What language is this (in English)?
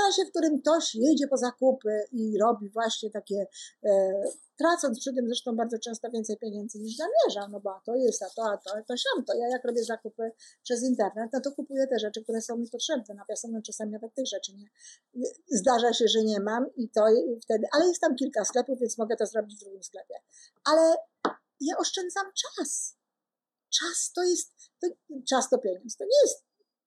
Polish